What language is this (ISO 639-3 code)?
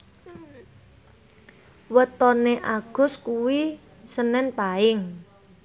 jav